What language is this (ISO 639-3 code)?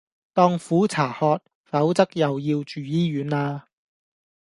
yue